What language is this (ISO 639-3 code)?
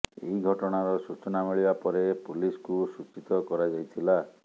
ori